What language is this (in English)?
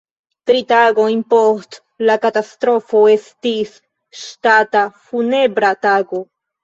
Esperanto